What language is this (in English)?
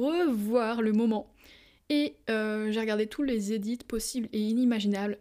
French